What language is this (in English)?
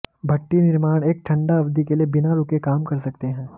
Hindi